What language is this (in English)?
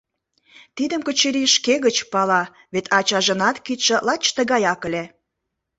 Mari